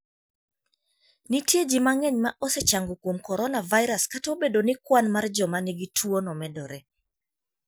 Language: Luo (Kenya and Tanzania)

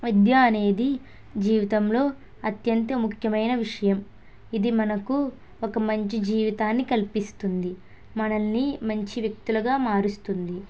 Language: Telugu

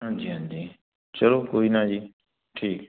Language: Punjabi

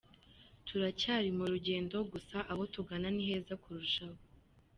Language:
Kinyarwanda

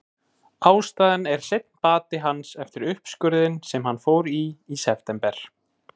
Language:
Icelandic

